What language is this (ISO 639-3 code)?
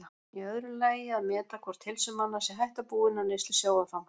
isl